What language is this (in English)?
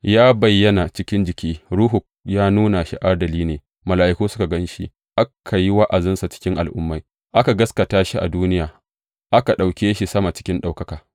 Hausa